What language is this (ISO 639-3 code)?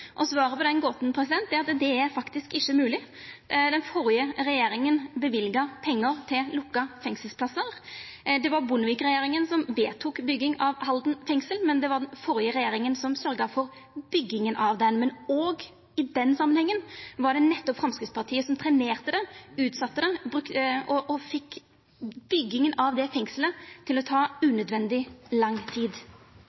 nno